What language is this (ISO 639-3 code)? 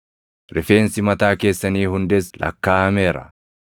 orm